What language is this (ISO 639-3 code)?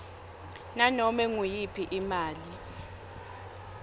ssw